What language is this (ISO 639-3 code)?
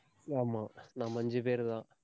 tam